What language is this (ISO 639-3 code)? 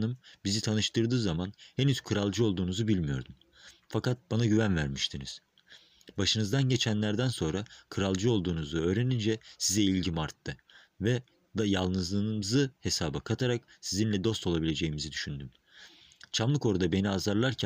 tur